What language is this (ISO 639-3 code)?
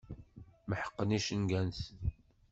kab